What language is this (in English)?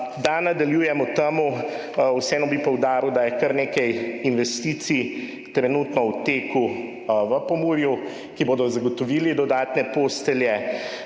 Slovenian